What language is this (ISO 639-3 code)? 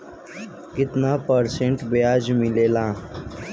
bho